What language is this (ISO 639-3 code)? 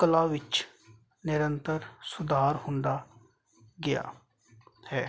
pan